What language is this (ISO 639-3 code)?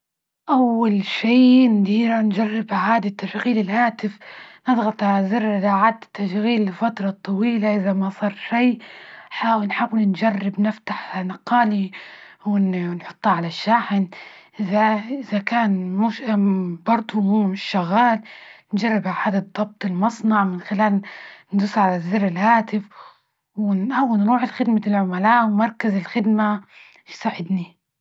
ayl